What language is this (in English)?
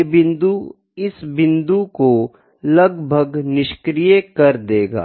Hindi